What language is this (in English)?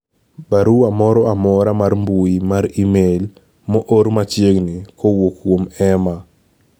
Luo (Kenya and Tanzania)